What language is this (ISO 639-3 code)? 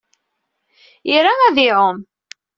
kab